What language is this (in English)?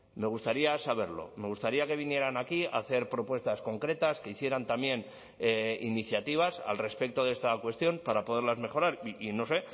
Spanish